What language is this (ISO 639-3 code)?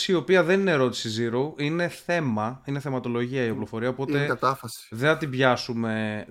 ell